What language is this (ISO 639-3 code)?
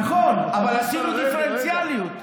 heb